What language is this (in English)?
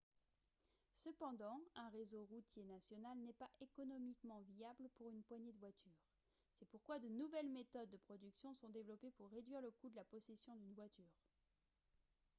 French